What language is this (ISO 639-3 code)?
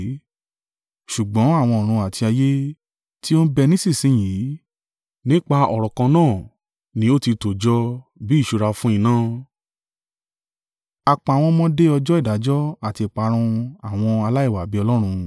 yor